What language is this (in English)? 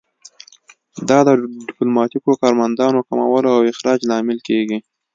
Pashto